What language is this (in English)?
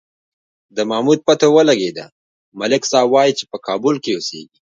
Pashto